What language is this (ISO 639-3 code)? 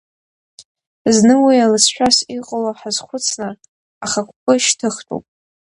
abk